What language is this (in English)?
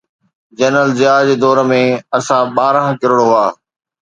Sindhi